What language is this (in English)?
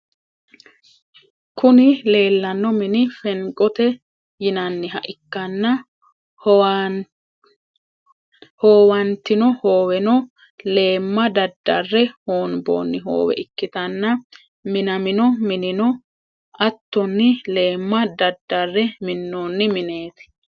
Sidamo